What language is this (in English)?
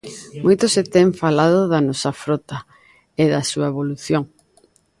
Galician